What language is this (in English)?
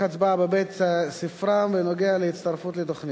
Hebrew